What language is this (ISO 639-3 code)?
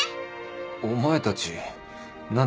jpn